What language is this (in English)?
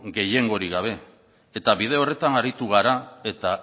Basque